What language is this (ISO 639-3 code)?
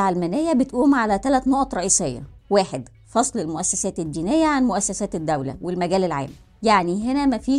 ara